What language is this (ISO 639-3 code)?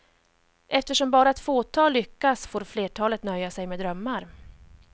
swe